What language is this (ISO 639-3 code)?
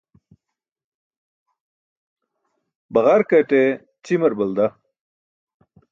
bsk